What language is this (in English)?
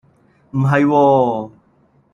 Cantonese